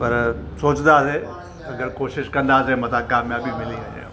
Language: Sindhi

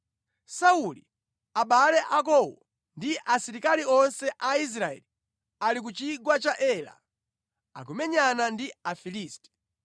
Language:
Nyanja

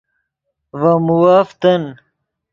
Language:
Yidgha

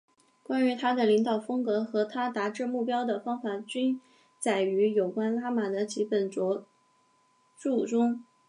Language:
Chinese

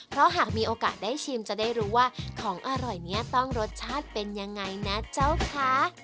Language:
Thai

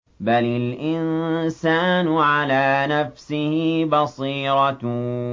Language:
Arabic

